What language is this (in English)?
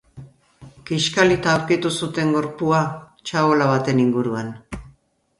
Basque